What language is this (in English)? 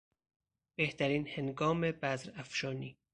Persian